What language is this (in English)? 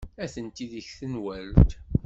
Kabyle